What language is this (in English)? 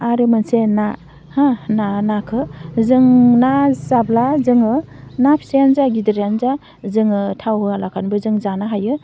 Bodo